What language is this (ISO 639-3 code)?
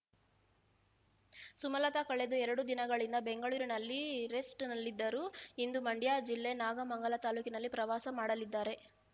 kan